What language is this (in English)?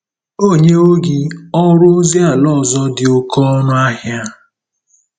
Igbo